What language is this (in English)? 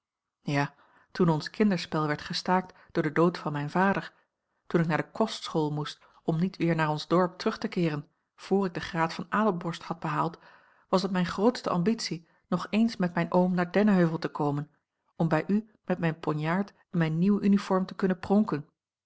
Dutch